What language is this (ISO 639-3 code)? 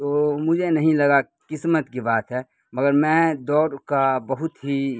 urd